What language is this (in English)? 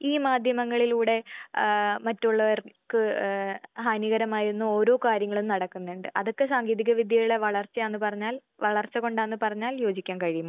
Malayalam